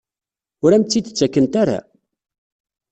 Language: Kabyle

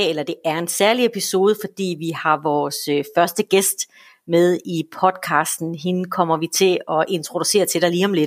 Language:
Danish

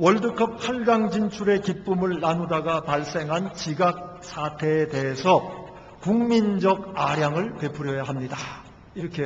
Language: Korean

